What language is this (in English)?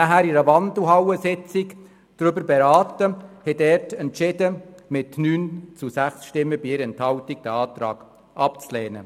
Swiss German